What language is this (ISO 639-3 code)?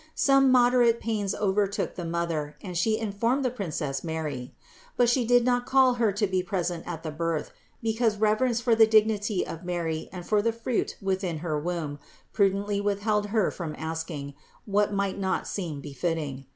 eng